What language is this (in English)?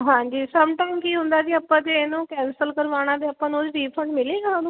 Punjabi